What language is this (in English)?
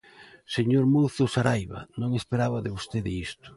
Galician